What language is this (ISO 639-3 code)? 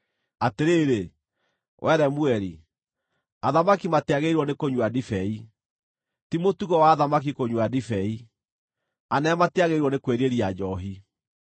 kik